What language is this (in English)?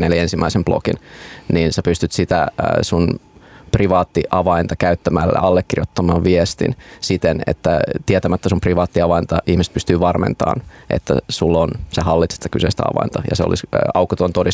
Finnish